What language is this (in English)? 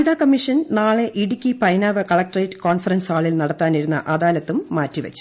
Malayalam